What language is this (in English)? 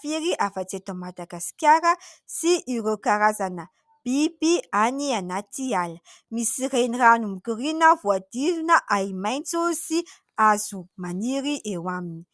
Malagasy